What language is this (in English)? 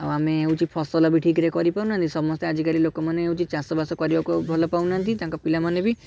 Odia